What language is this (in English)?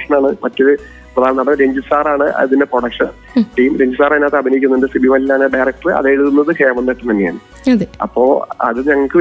Malayalam